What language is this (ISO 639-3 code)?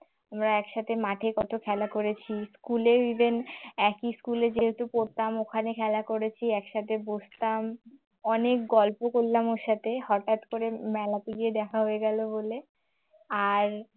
ben